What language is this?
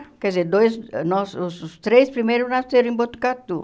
Portuguese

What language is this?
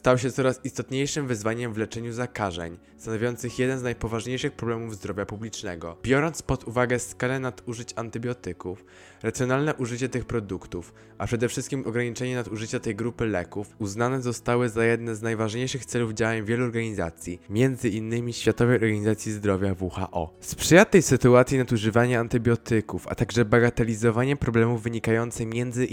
Polish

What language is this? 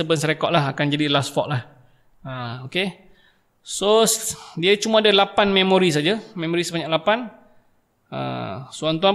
Malay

